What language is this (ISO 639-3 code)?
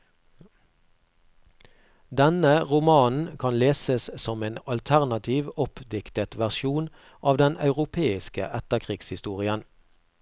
nor